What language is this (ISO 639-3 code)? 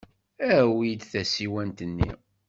kab